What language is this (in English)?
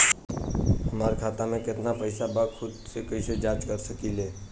Bhojpuri